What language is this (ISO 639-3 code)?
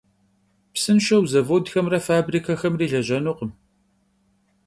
kbd